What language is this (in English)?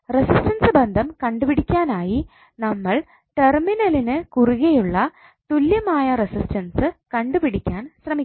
Malayalam